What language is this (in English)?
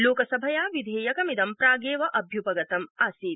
Sanskrit